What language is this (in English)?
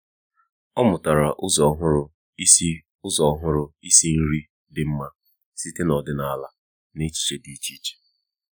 Igbo